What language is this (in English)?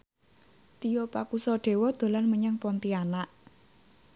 Javanese